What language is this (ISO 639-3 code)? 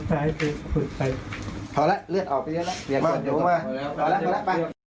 tha